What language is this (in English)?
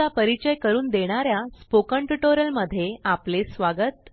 Marathi